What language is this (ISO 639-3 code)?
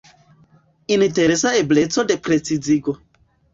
epo